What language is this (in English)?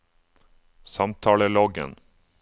Norwegian